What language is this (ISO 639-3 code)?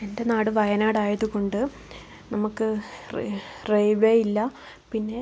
mal